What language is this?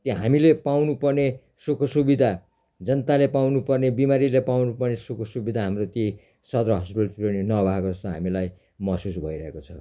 Nepali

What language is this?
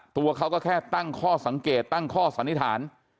Thai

